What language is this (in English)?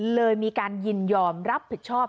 Thai